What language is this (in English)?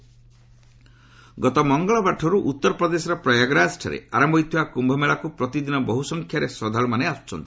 Odia